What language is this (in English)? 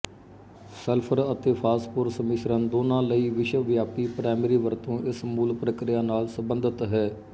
Punjabi